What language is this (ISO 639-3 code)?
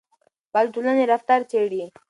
pus